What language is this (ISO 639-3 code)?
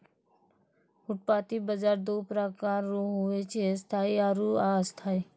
mai